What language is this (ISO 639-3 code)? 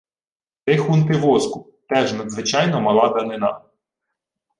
ukr